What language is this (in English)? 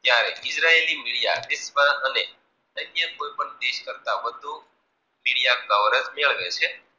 Gujarati